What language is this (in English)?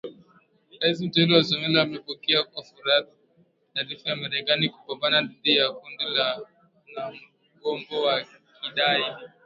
Swahili